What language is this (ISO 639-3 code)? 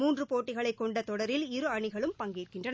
tam